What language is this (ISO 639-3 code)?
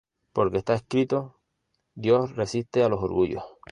spa